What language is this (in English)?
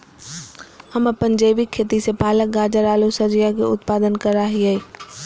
Magahi